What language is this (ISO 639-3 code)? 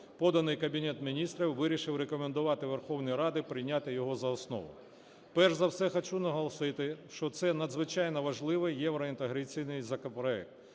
ukr